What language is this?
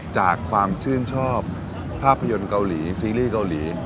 Thai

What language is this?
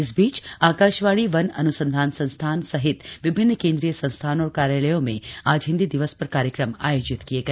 Hindi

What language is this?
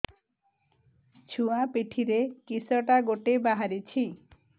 Odia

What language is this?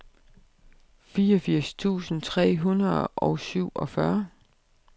Danish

